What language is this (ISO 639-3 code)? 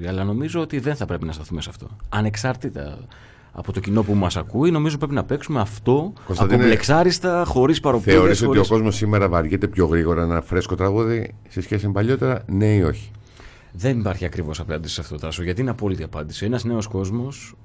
ell